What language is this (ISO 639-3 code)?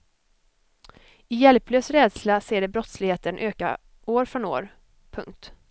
swe